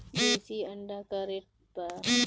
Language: Bhojpuri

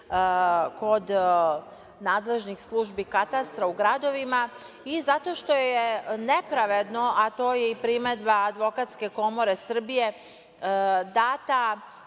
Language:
Serbian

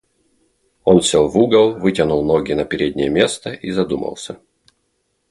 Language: Russian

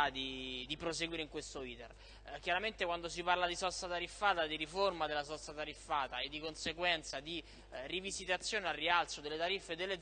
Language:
Italian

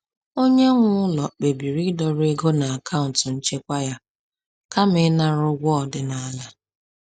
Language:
Igbo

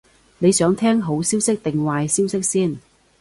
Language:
Cantonese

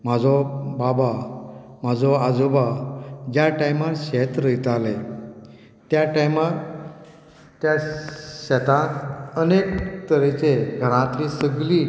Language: Konkani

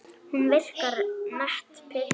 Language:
Icelandic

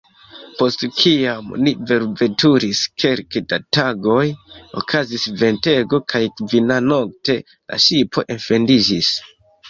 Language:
Esperanto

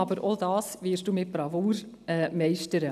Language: Swiss German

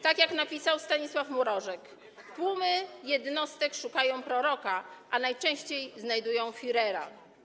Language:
Polish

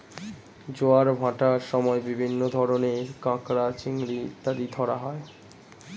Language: Bangla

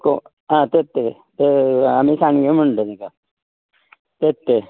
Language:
Konkani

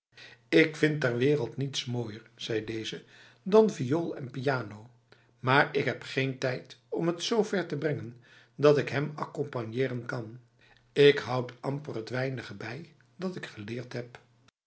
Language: Dutch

